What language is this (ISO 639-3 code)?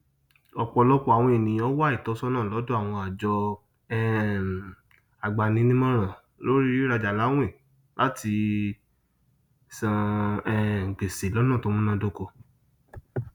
yor